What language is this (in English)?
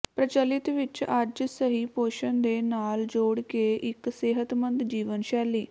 Punjabi